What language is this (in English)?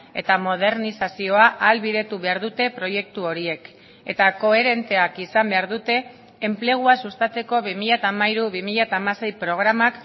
Basque